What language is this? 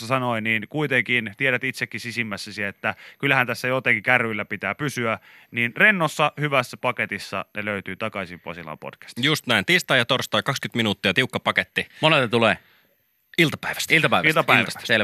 Finnish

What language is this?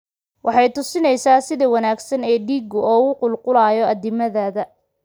Somali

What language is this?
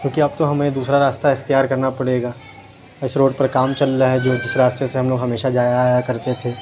Urdu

